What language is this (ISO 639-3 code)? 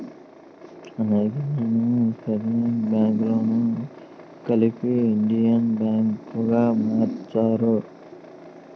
tel